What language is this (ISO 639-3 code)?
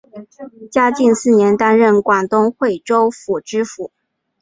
zho